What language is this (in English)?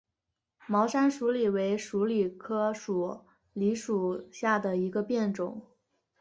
Chinese